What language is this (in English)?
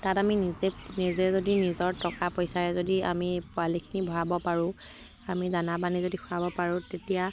Assamese